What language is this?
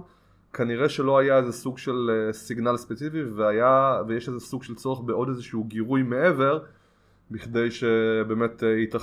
Hebrew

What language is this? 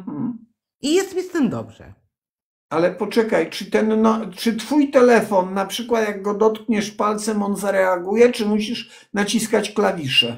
Polish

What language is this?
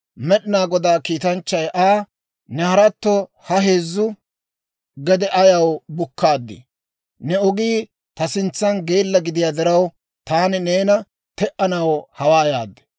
Dawro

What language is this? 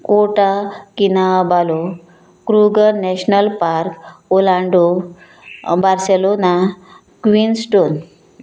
Konkani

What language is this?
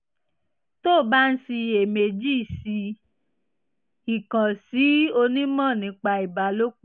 Yoruba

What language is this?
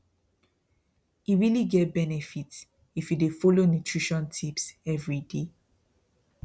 Nigerian Pidgin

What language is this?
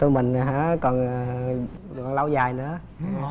Vietnamese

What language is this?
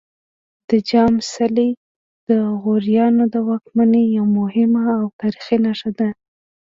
Pashto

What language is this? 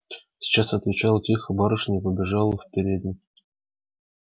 Russian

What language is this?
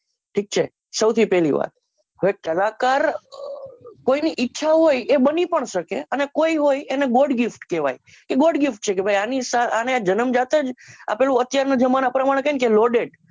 Gujarati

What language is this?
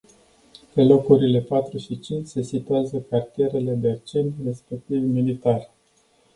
Romanian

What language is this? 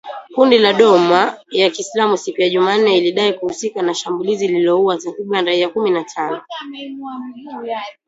Swahili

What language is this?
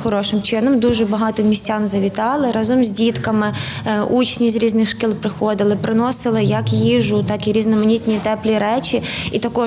Ukrainian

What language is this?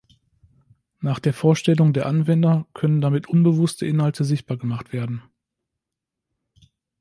German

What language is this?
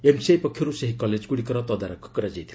Odia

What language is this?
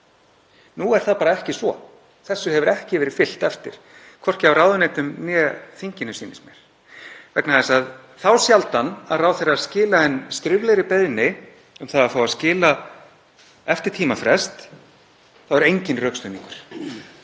Icelandic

